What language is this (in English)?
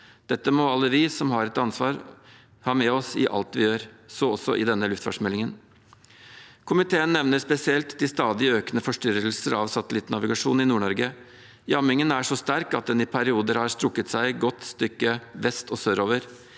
Norwegian